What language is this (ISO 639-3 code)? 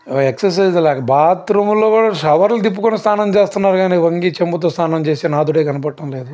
tel